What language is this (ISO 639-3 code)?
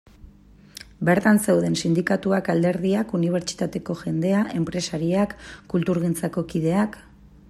eus